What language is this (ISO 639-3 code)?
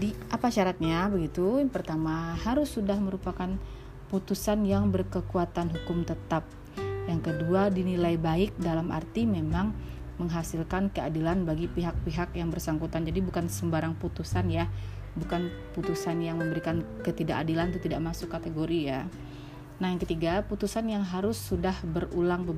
ind